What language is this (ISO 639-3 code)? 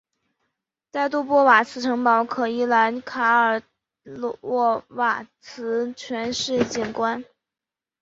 zho